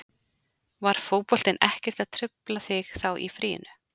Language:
Icelandic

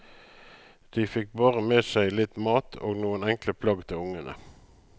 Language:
Norwegian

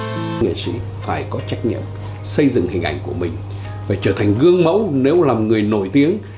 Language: Vietnamese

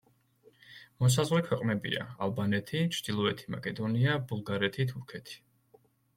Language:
Georgian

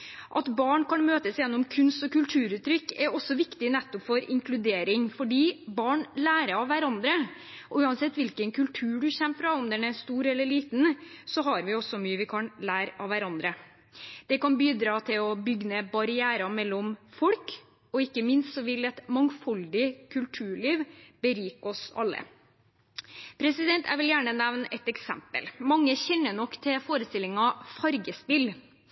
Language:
Norwegian Bokmål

